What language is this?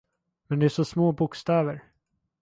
Swedish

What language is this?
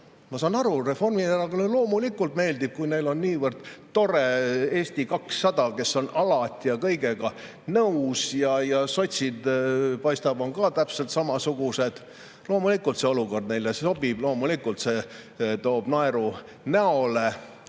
Estonian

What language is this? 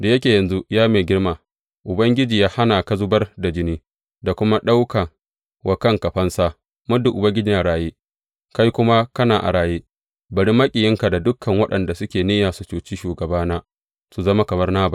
Hausa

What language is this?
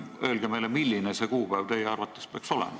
Estonian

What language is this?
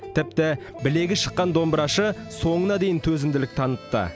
Kazakh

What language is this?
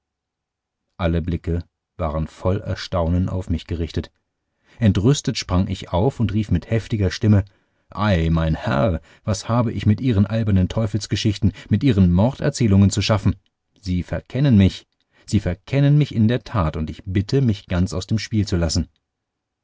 German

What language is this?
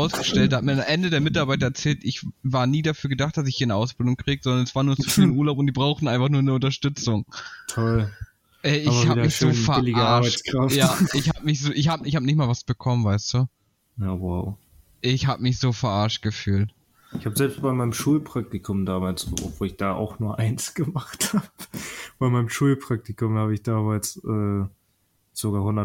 German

